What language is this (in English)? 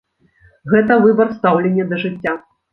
Belarusian